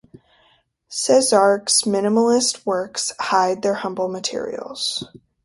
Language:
English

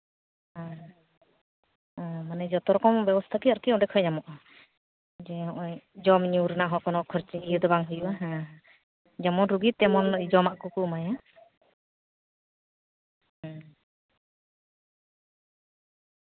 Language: Santali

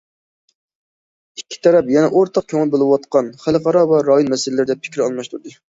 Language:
Uyghur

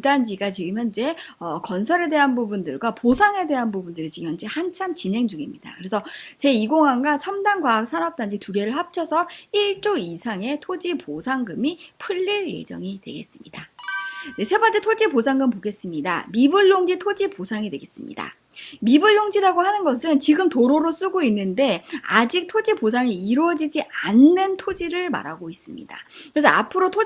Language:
Korean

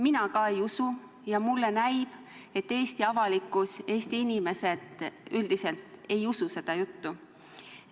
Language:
Estonian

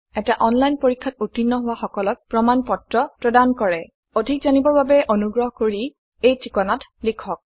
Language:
Assamese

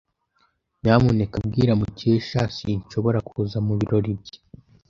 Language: Kinyarwanda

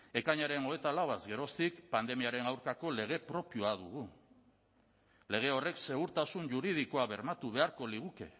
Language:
Basque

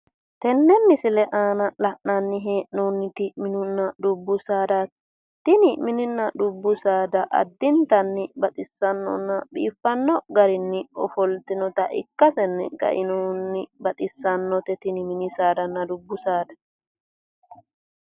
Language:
Sidamo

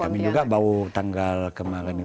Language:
Indonesian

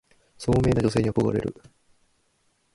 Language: Japanese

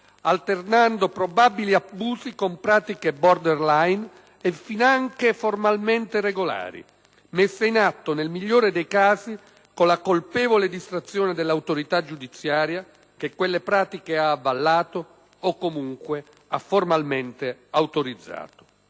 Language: Italian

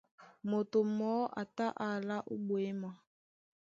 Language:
Duala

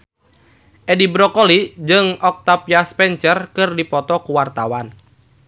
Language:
Sundanese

